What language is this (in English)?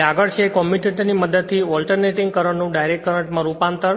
Gujarati